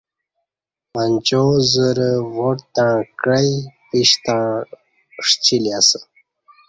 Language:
Kati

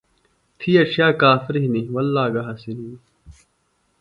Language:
Phalura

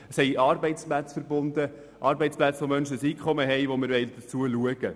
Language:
Swiss German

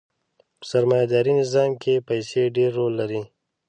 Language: Pashto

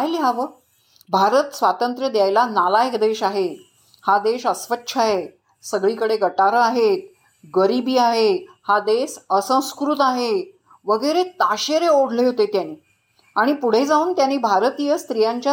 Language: Marathi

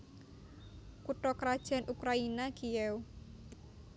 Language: Javanese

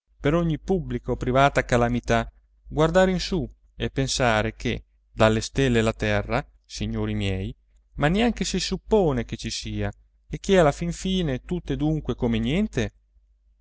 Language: Italian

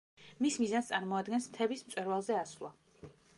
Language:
Georgian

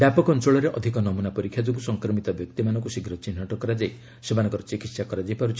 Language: Odia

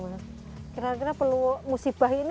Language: Indonesian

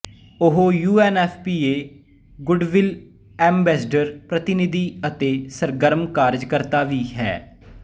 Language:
Punjabi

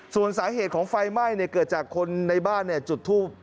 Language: Thai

